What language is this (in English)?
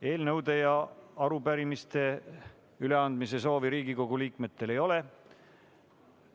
Estonian